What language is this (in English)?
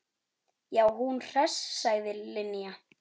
Icelandic